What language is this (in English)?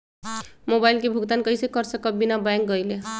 Magahi